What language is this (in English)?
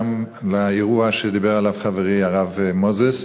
Hebrew